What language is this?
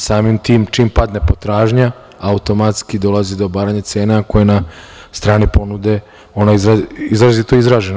Serbian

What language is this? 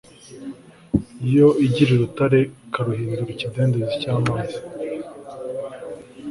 Kinyarwanda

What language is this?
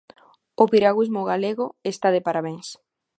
Galician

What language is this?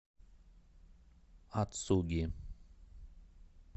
Russian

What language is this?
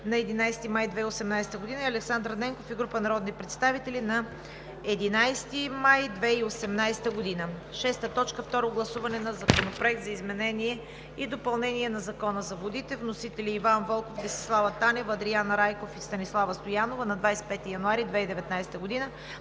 Bulgarian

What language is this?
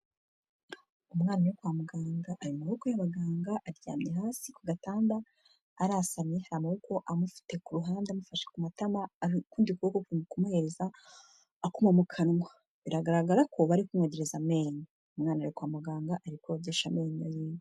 Kinyarwanda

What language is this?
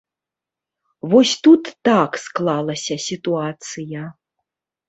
Belarusian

